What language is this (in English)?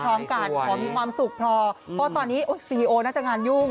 Thai